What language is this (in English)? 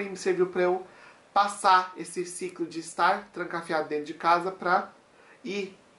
Portuguese